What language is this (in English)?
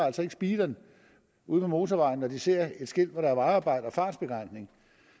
Danish